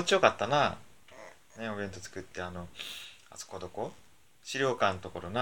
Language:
Japanese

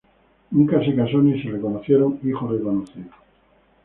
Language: Spanish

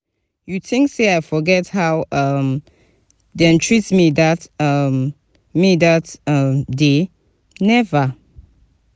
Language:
Nigerian Pidgin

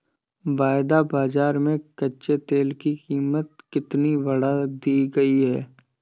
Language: Hindi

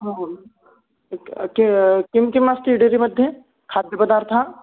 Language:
Sanskrit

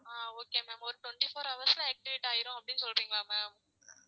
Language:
Tamil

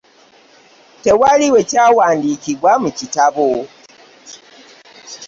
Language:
Ganda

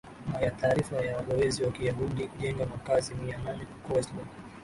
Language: Swahili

